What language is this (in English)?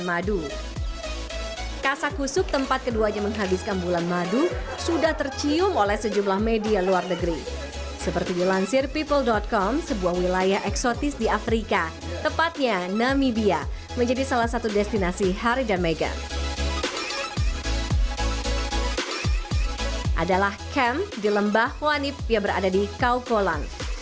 Indonesian